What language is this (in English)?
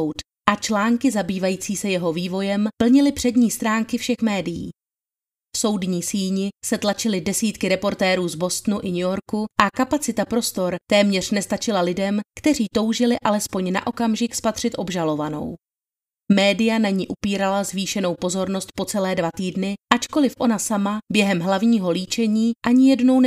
Czech